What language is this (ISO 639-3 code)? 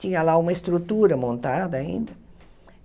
por